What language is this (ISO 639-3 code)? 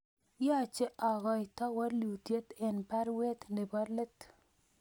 kln